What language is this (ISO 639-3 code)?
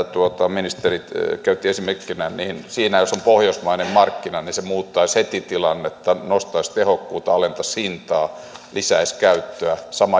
fin